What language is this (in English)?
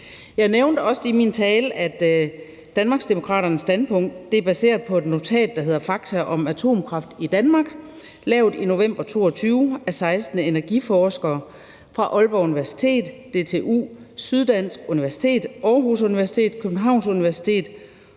Danish